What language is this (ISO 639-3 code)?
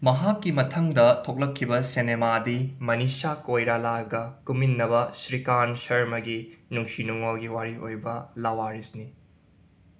mni